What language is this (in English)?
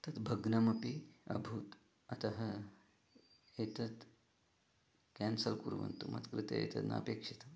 Sanskrit